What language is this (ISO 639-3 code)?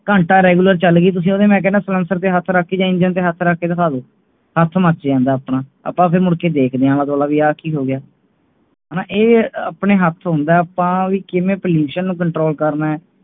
pan